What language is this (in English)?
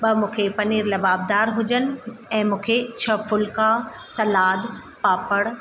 Sindhi